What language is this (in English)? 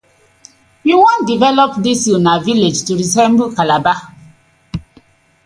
Nigerian Pidgin